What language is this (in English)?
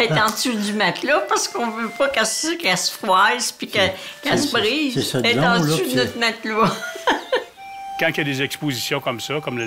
French